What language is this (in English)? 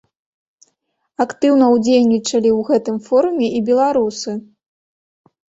Belarusian